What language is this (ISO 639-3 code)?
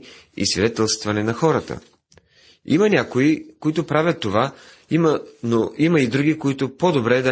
bul